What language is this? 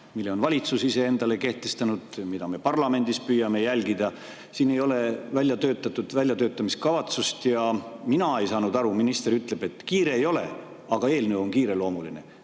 Estonian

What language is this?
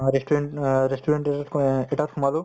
Assamese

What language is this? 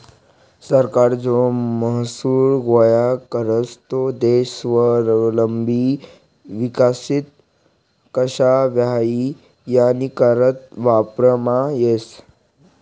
Marathi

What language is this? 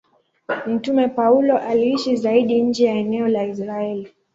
Swahili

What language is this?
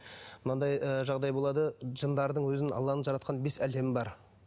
Kazakh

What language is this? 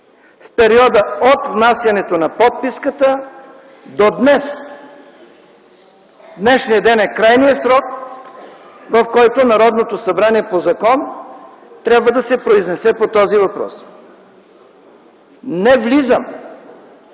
Bulgarian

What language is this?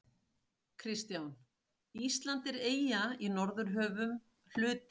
Icelandic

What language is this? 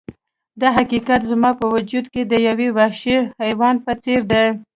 Pashto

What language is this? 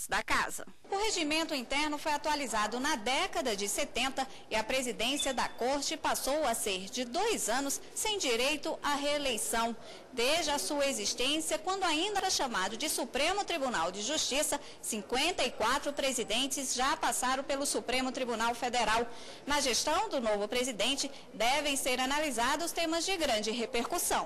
Portuguese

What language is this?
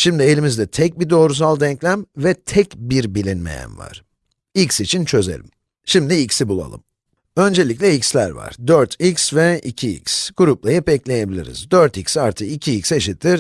Turkish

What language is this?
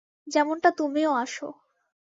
Bangla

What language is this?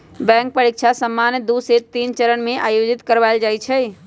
Magahi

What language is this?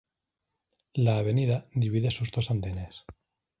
Spanish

